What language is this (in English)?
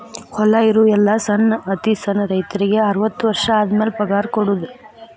Kannada